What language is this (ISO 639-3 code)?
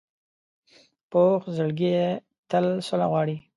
pus